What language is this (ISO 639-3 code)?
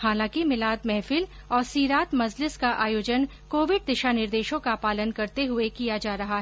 hin